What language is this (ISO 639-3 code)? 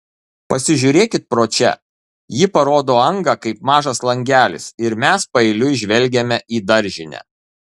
lit